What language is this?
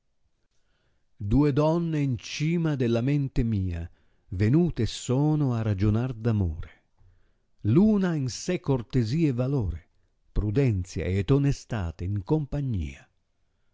Italian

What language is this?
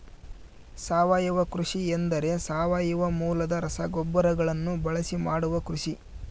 Kannada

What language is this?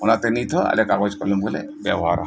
Santali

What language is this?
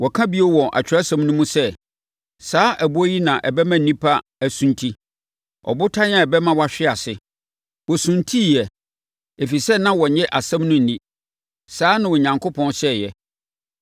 Akan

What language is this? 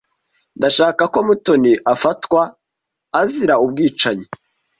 Kinyarwanda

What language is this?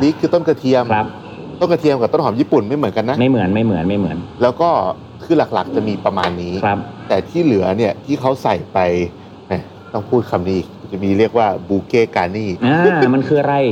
Thai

